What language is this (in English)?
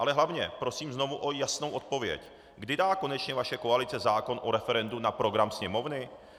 Czech